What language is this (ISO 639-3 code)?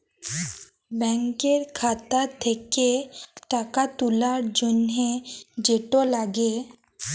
ben